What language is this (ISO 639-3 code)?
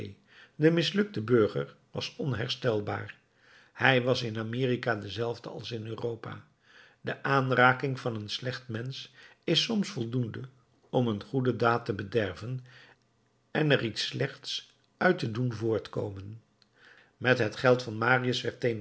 nld